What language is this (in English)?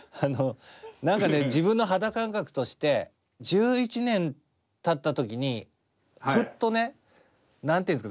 Japanese